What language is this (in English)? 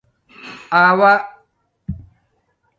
Domaaki